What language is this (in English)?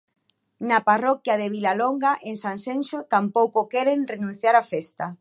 Galician